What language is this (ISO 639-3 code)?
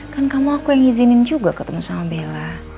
ind